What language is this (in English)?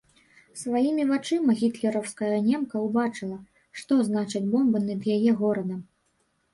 Belarusian